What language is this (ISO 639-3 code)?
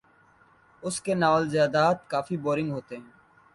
urd